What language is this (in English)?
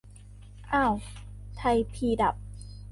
Thai